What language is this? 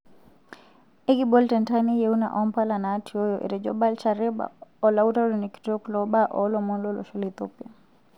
Masai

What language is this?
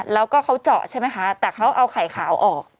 Thai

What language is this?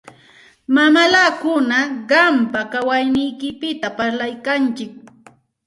Santa Ana de Tusi Pasco Quechua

